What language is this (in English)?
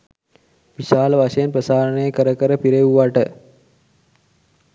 Sinhala